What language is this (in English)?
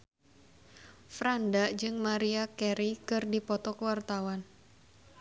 Sundanese